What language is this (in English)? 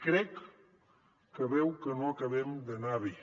Catalan